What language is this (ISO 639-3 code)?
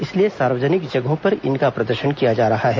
hin